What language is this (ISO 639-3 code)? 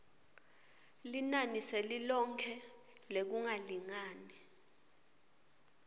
ssw